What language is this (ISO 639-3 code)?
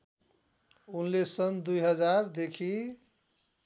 nep